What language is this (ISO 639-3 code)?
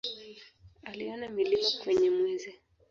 swa